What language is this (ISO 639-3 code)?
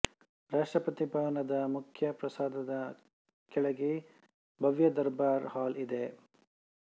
kan